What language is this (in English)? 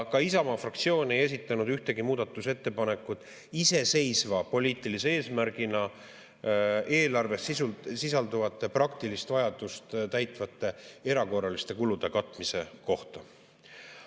Estonian